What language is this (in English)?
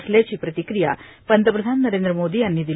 Marathi